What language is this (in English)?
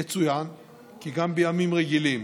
Hebrew